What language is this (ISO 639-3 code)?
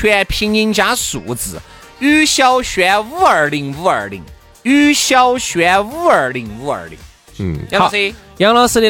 zho